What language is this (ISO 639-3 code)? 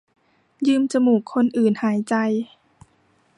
tha